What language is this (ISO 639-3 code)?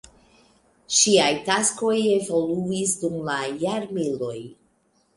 epo